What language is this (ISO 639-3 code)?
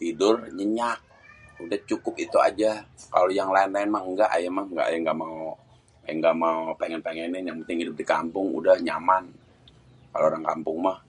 bew